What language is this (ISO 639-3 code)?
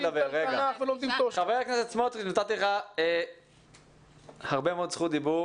heb